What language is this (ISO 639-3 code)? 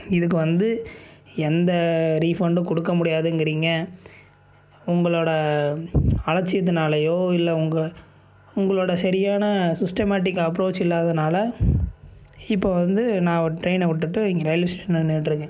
tam